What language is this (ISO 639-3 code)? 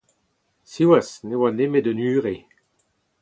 bre